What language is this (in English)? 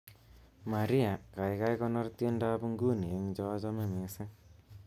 Kalenjin